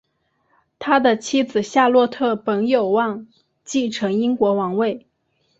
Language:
Chinese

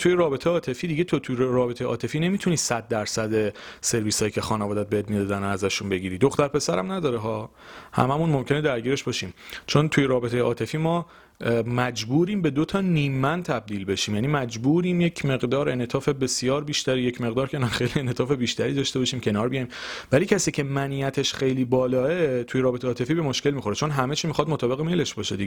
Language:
Persian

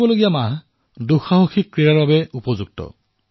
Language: Assamese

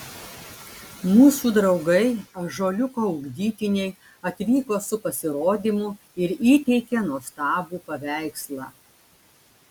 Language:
Lithuanian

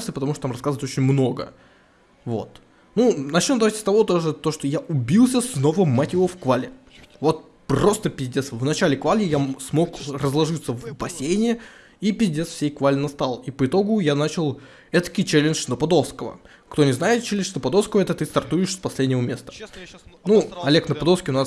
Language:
Russian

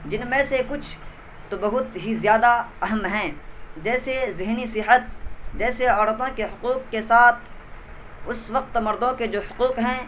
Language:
Urdu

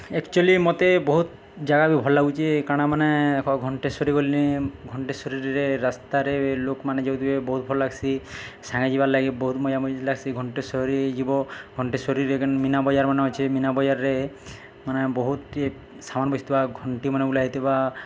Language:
Odia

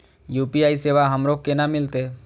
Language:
Maithili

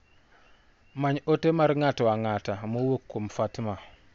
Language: Luo (Kenya and Tanzania)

